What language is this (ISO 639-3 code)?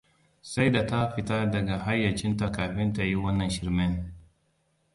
hau